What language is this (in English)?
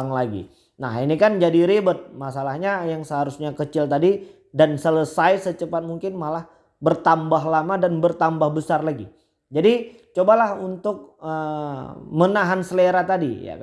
Indonesian